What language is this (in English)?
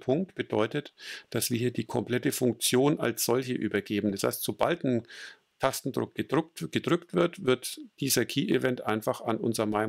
German